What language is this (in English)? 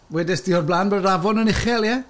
Welsh